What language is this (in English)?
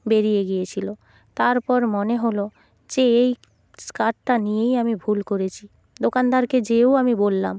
Bangla